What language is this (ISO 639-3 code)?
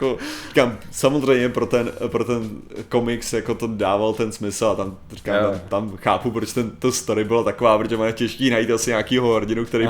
ces